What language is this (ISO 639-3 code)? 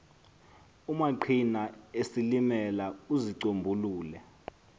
xho